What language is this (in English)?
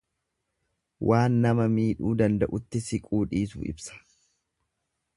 Oromo